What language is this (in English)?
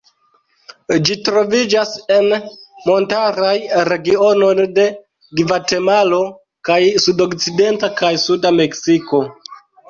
Esperanto